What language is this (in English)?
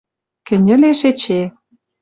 Western Mari